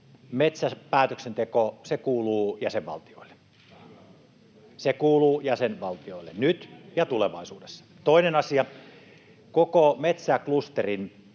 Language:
Finnish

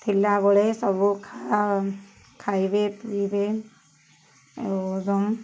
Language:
Odia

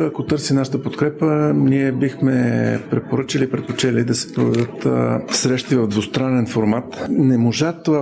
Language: Bulgarian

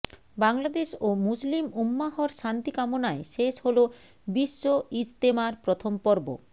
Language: Bangla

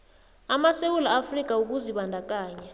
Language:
South Ndebele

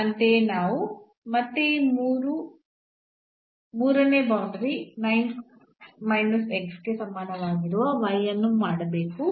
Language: Kannada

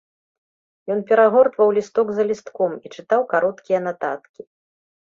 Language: Belarusian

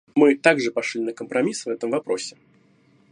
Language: Russian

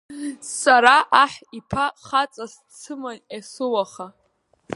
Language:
Abkhazian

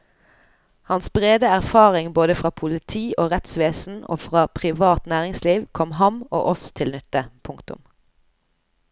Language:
Norwegian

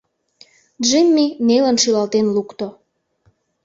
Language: Mari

